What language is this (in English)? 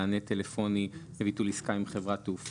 Hebrew